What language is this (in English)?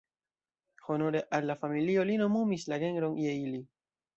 Esperanto